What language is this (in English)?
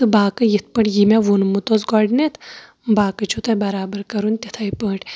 Kashmiri